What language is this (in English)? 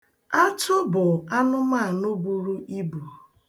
Igbo